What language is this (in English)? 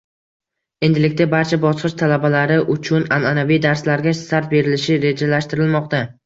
Uzbek